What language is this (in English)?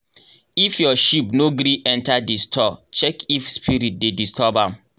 Nigerian Pidgin